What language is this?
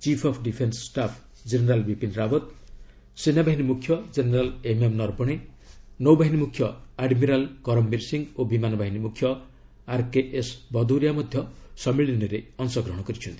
Odia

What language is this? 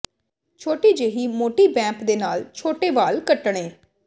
Punjabi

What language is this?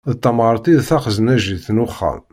Kabyle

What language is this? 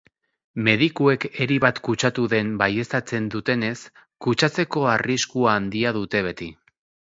Basque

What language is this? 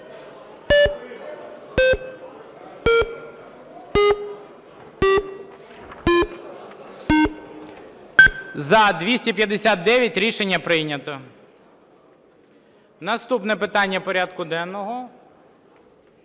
Ukrainian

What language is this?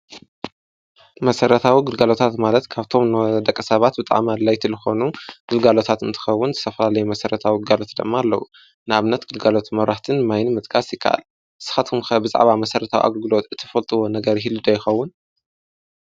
Tigrinya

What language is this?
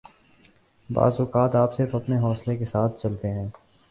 Urdu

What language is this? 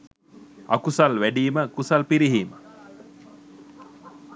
Sinhala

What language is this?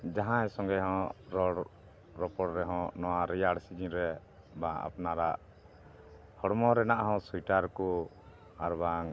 Santali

